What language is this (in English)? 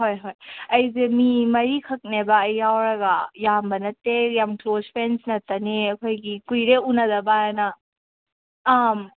Manipuri